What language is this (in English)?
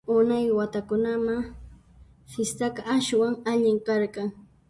Puno Quechua